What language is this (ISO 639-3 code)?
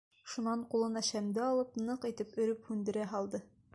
bak